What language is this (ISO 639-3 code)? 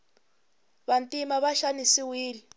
tso